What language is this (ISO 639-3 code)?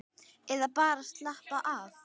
isl